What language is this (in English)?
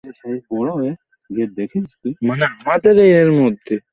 Bangla